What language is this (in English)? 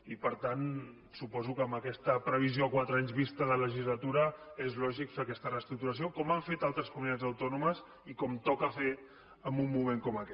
Catalan